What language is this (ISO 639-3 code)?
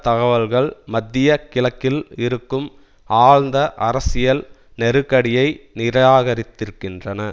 tam